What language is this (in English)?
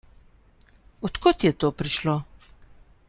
Slovenian